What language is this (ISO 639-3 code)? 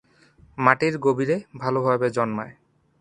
ben